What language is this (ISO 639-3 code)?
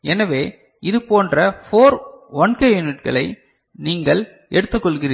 tam